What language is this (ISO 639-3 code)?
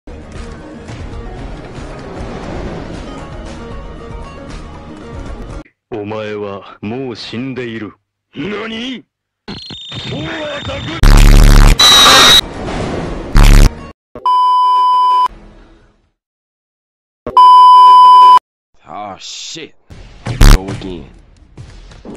jpn